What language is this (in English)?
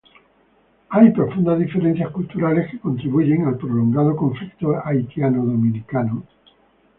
Spanish